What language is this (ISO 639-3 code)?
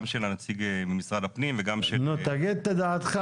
heb